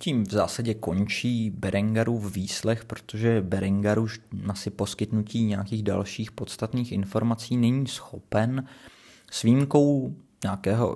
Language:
Czech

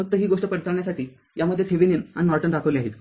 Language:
Marathi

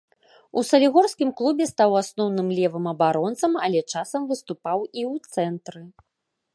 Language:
Belarusian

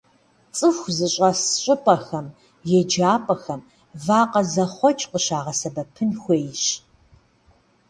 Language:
Kabardian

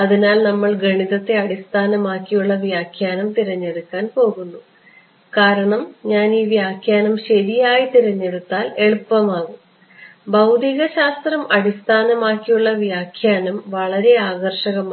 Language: Malayalam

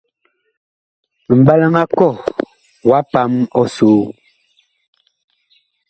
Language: Bakoko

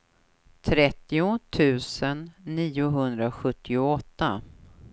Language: Swedish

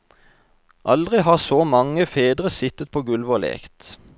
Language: Norwegian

